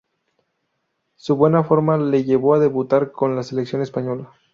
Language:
Spanish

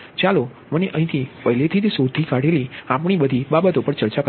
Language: Gujarati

